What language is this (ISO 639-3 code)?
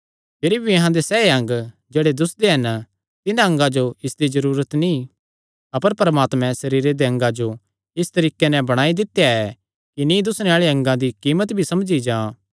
xnr